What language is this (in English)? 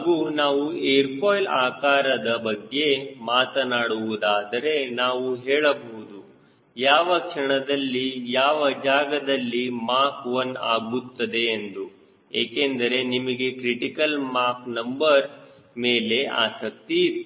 Kannada